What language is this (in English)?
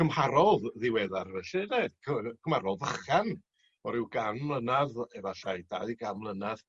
Welsh